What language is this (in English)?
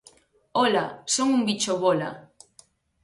Galician